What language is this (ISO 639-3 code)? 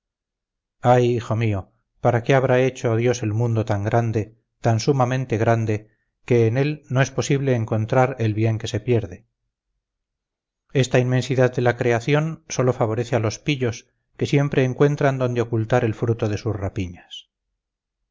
spa